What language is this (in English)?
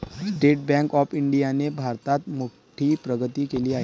Marathi